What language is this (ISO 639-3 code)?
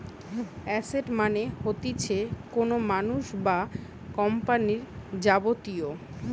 ben